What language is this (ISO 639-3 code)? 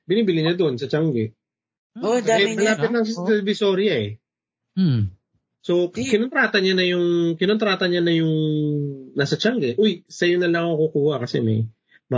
fil